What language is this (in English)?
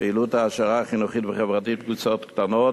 Hebrew